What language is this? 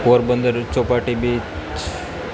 Gujarati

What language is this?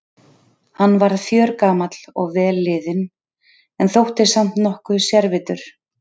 Icelandic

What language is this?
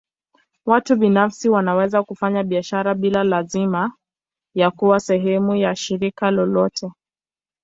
Swahili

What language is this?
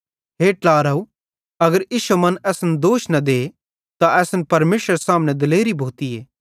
Bhadrawahi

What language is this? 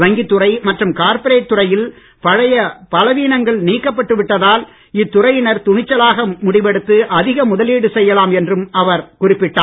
Tamil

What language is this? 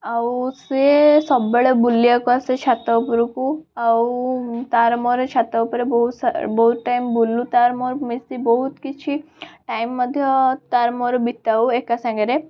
Odia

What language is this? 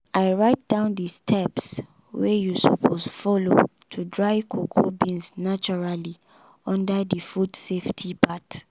Nigerian Pidgin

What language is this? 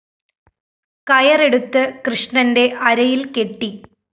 Malayalam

